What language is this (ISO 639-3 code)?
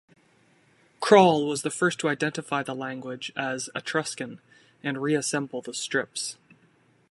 eng